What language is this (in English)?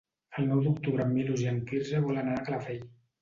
Catalan